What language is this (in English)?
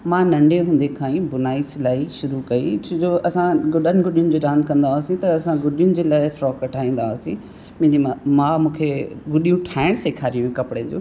Sindhi